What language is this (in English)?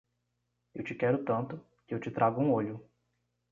Portuguese